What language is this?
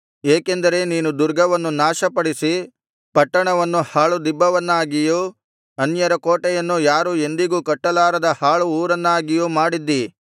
Kannada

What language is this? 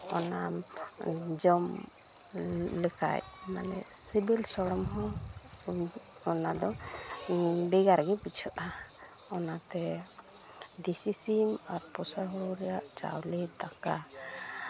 Santali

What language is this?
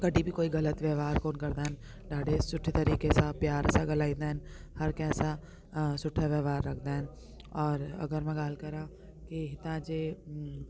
Sindhi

